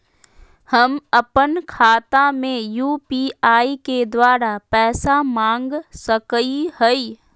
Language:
Magahi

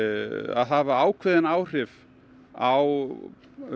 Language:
Icelandic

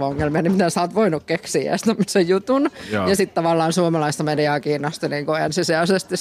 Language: Finnish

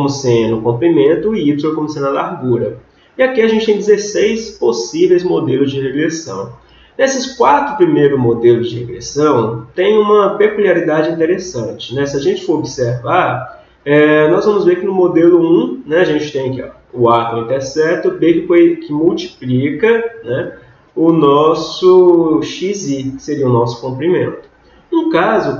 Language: Portuguese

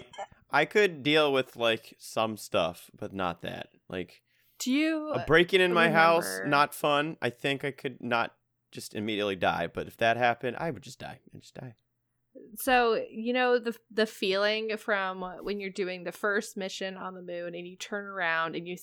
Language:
English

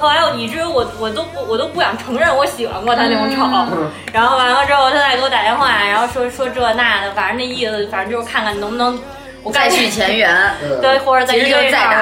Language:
Chinese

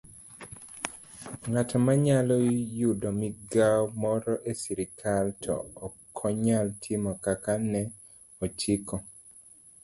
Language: Luo (Kenya and Tanzania)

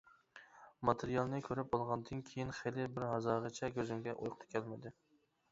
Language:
Uyghur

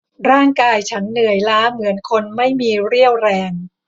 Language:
Thai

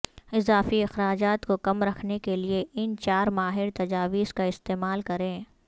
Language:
Urdu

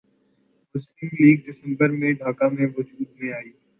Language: Urdu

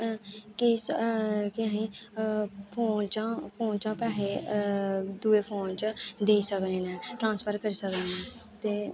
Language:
Dogri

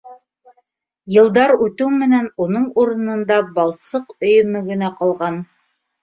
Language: Bashkir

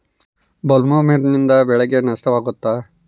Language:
Kannada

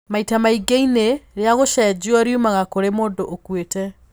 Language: Kikuyu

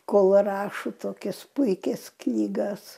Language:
Lithuanian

